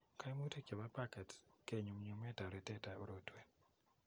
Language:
Kalenjin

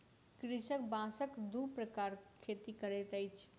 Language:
Maithili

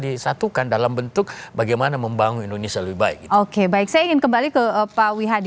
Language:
Indonesian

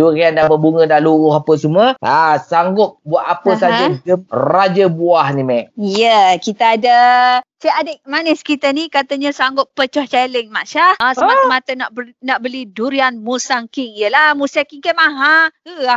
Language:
Malay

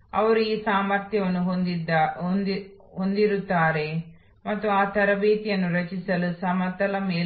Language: Kannada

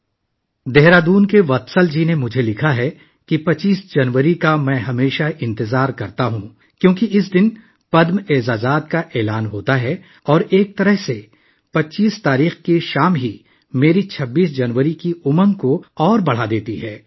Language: Urdu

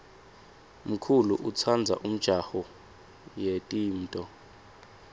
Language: Swati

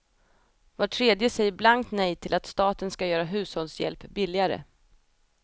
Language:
Swedish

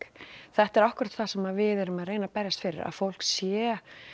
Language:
Icelandic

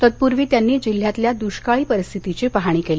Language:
Marathi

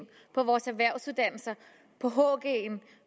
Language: Danish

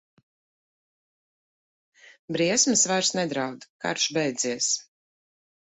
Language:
Latvian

